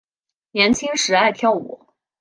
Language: Chinese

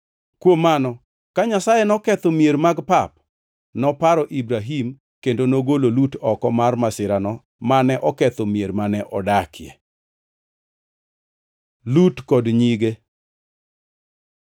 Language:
Luo (Kenya and Tanzania)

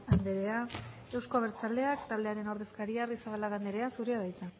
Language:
Basque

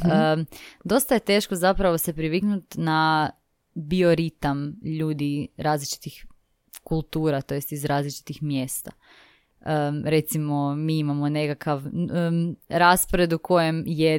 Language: Croatian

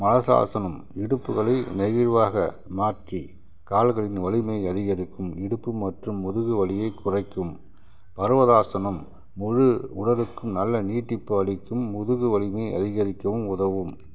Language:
Tamil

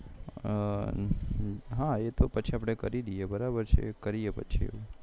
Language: Gujarati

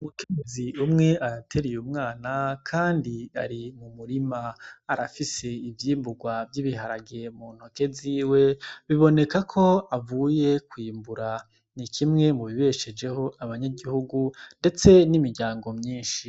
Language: Rundi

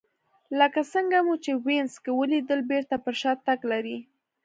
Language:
Pashto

